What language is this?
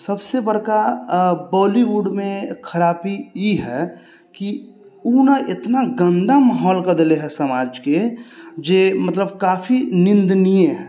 Maithili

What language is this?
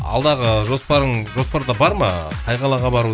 Kazakh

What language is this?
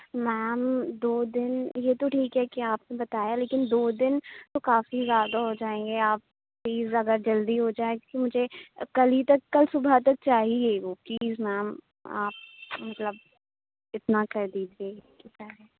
Urdu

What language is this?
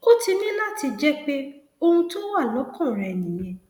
Yoruba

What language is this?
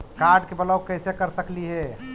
Magahi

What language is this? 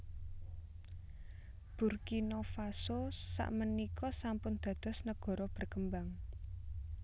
Javanese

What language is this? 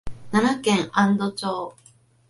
Japanese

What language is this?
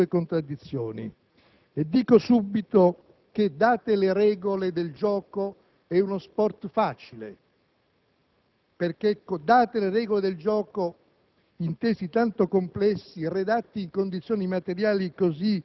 Italian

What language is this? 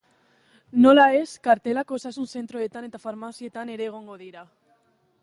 Basque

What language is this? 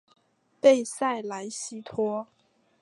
Chinese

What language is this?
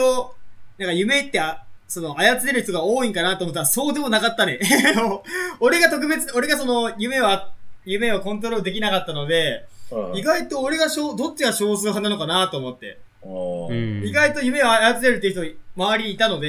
Japanese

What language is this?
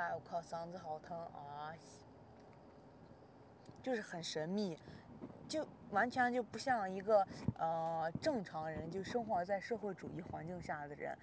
Chinese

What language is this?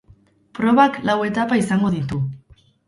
Basque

